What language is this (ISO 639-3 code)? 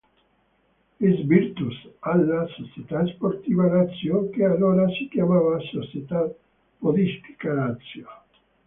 ita